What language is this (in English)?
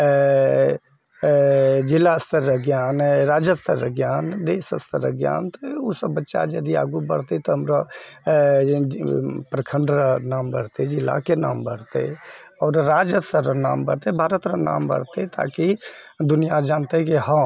Maithili